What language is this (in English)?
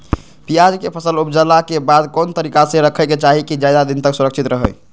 Magahi